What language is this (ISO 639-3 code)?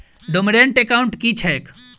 mai